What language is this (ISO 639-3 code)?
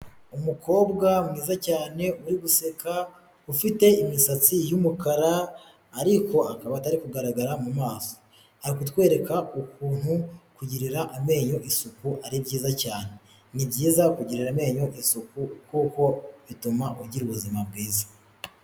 kin